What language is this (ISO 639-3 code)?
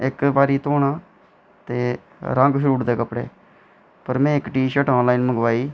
doi